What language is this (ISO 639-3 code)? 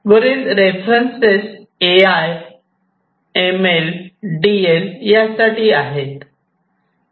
mar